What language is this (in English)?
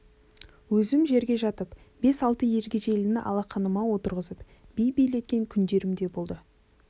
Kazakh